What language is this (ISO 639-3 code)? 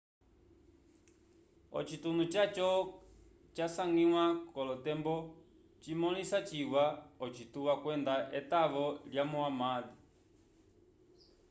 umb